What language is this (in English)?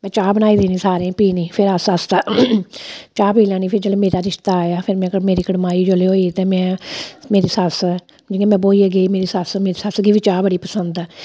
Dogri